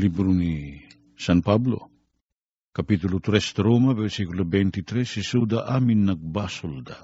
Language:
Filipino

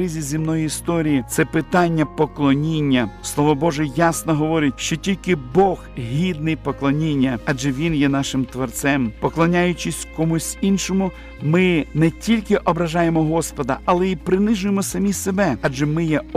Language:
Ukrainian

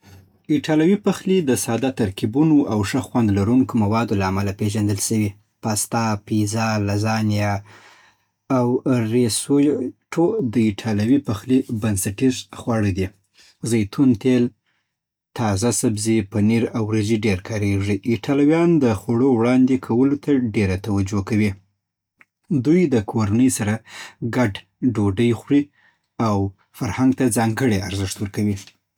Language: Southern Pashto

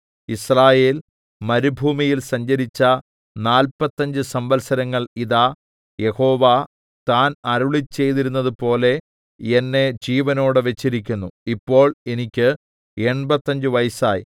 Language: Malayalam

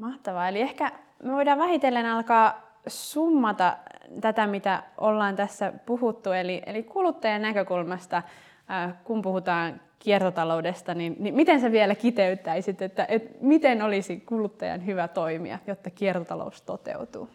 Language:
Finnish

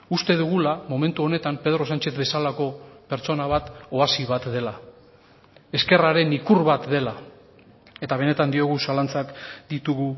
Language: Basque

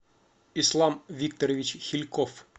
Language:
Russian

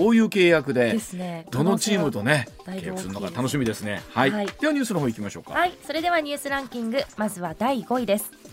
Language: Japanese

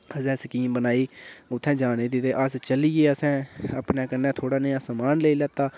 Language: Dogri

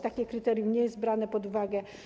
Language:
Polish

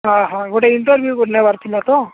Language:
Odia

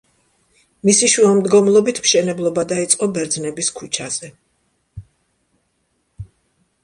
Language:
Georgian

